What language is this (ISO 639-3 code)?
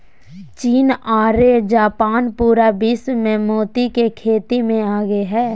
mag